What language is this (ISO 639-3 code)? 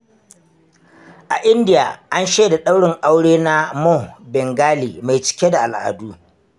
hau